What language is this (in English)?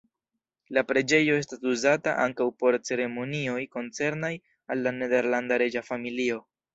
Esperanto